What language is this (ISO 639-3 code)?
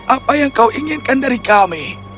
ind